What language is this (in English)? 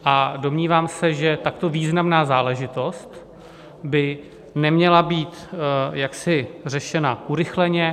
Czech